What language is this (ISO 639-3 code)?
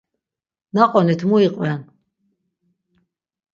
lzz